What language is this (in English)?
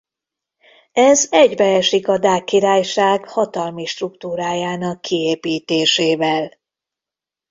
Hungarian